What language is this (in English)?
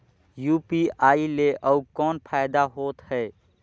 Chhattisgarhi